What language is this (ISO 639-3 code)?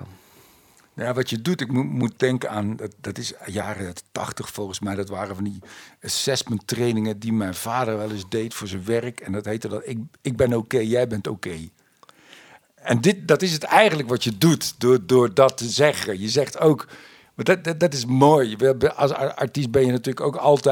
nld